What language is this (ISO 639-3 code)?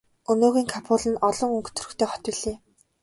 mon